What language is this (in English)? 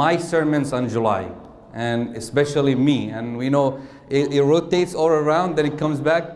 English